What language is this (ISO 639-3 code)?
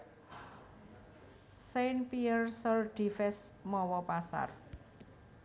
jav